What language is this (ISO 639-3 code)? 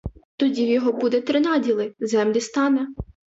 ukr